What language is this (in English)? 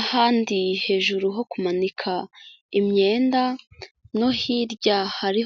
Kinyarwanda